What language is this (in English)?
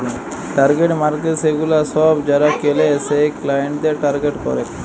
Bangla